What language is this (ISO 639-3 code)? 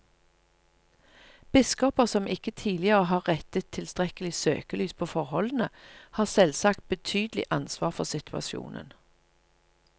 nor